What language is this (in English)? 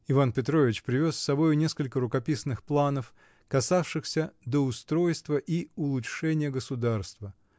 Russian